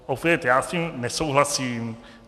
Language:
Czech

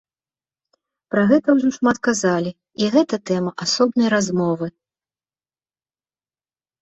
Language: Belarusian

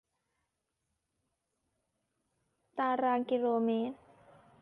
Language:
Thai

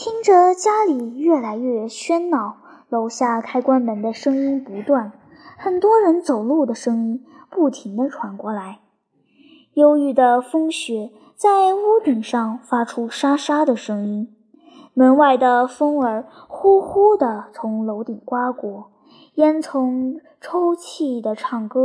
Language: Chinese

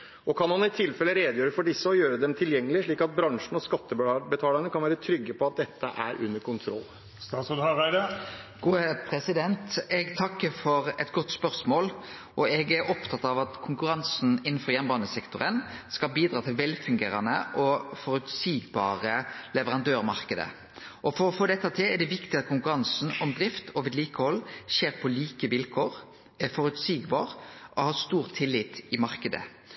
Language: Norwegian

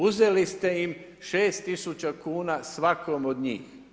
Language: Croatian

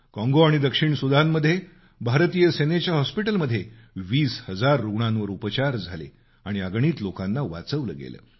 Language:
Marathi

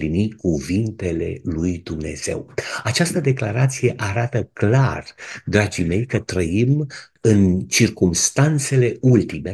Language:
Romanian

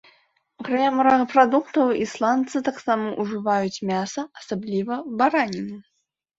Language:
Belarusian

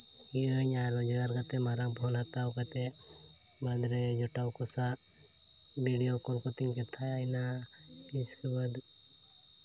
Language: Santali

